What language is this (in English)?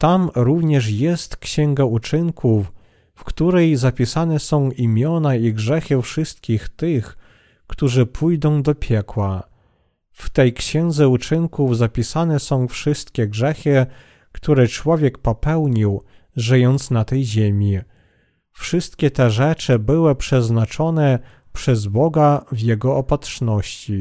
Polish